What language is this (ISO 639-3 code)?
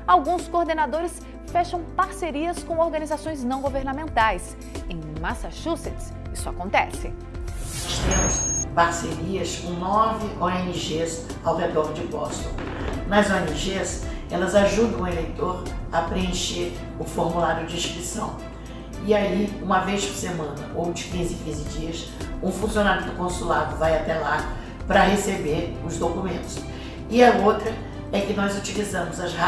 por